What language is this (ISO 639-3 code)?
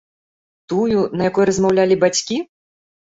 bel